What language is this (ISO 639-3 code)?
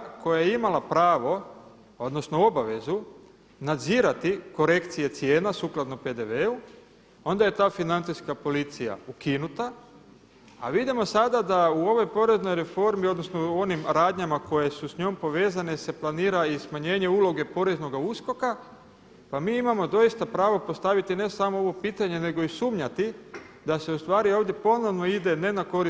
hrv